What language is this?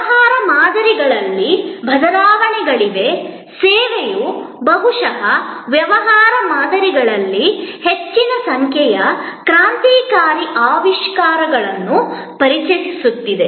Kannada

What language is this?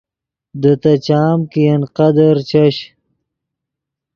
Yidgha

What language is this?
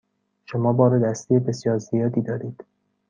Persian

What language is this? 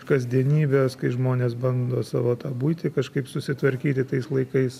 Lithuanian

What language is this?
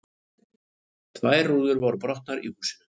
Icelandic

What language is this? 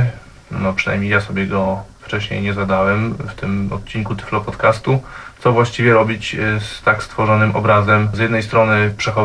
Polish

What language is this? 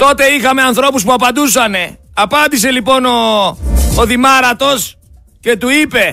Greek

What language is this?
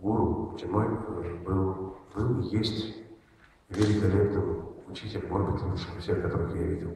Russian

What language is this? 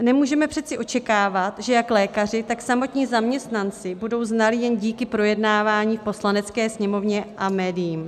Czech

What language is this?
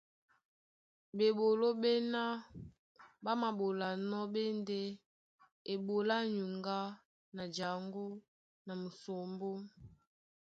Duala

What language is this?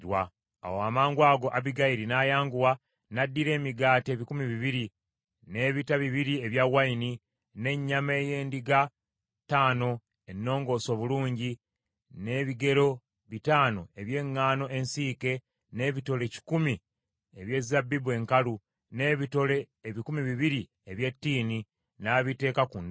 Ganda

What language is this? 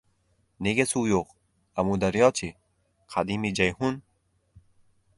Uzbek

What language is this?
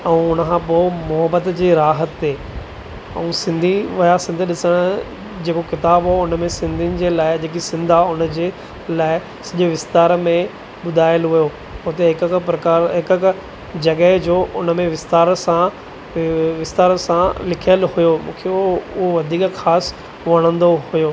Sindhi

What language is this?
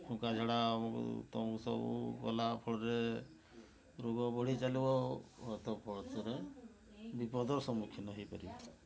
Odia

